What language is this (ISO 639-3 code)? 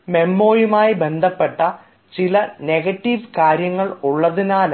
mal